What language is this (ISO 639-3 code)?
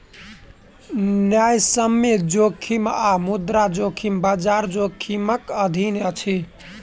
mai